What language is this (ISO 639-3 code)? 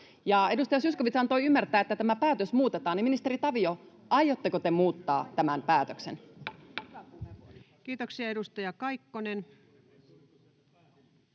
fin